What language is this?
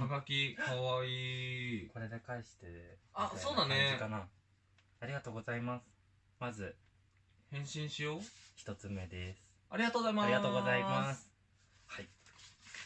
Japanese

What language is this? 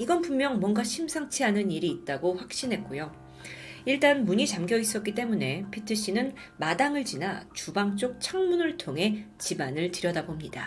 Korean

